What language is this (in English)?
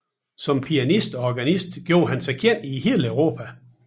Danish